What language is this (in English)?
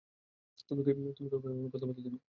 Bangla